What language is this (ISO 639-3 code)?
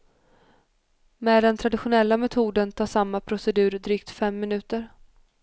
swe